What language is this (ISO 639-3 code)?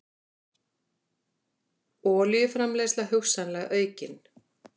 isl